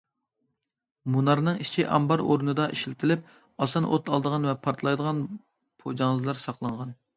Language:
Uyghur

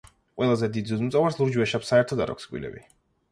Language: Georgian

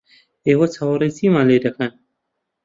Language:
Central Kurdish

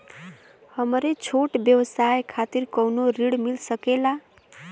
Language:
Bhojpuri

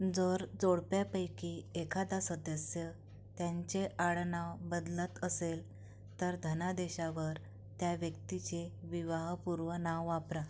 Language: Marathi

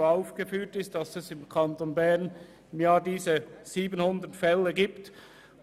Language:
Swiss German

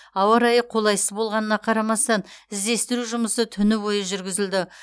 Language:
Kazakh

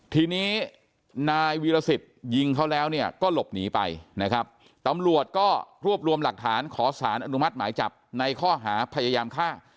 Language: Thai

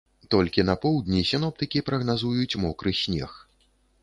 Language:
Belarusian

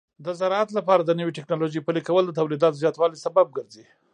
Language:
Pashto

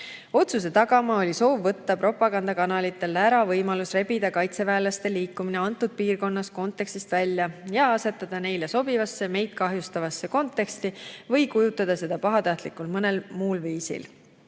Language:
Estonian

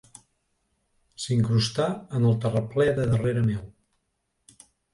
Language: Catalan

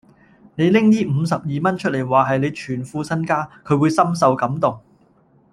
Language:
Cantonese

